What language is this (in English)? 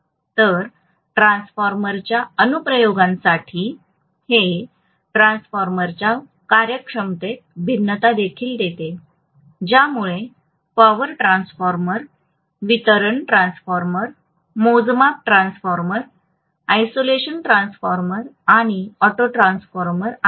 Marathi